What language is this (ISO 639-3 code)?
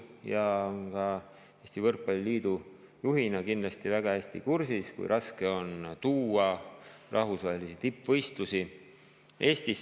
est